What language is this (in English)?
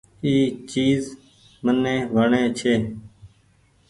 Goaria